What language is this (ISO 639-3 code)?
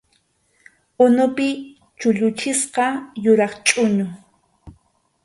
qxu